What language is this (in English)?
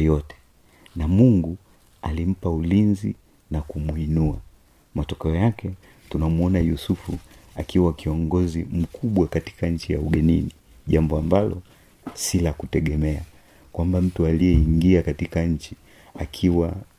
Swahili